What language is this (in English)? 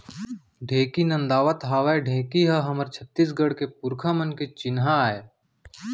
Chhattisgarhi